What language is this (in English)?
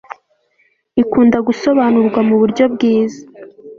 Kinyarwanda